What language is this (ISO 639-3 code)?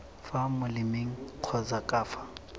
tsn